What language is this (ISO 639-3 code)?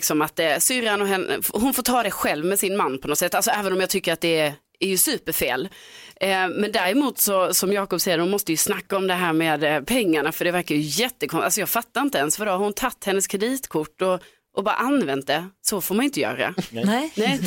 swe